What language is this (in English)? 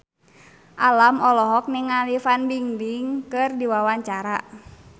Sundanese